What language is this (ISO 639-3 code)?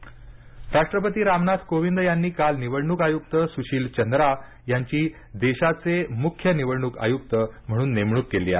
mar